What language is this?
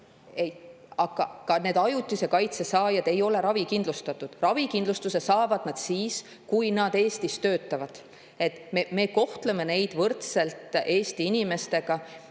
Estonian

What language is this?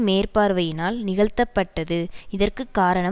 Tamil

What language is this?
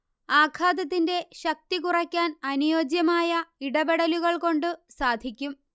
Malayalam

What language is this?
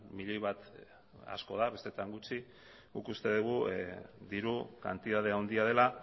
Basque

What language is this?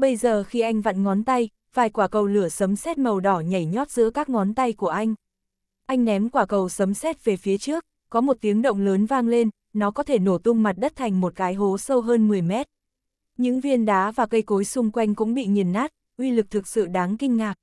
Vietnamese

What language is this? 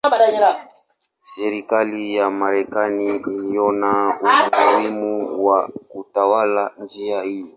Swahili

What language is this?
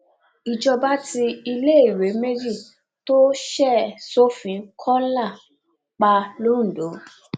Yoruba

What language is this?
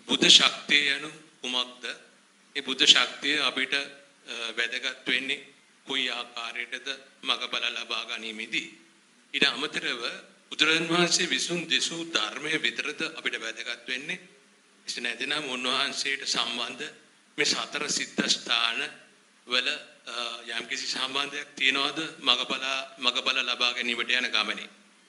Arabic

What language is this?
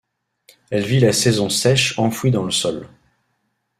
French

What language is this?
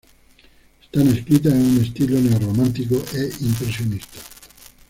Spanish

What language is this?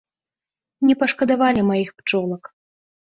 Belarusian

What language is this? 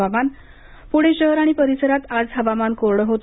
Marathi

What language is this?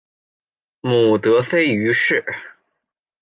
Chinese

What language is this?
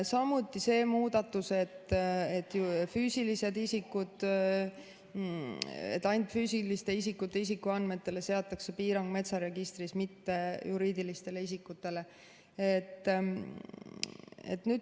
Estonian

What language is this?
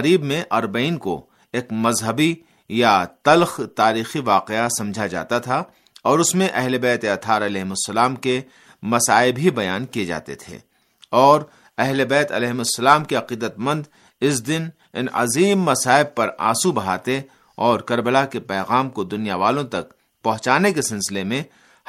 Urdu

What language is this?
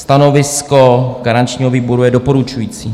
Czech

